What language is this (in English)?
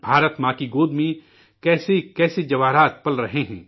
Urdu